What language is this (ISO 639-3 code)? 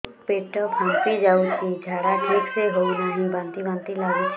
ori